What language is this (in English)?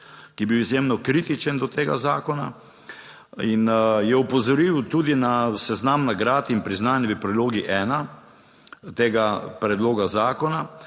Slovenian